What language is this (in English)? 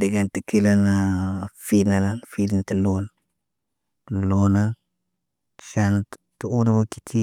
Naba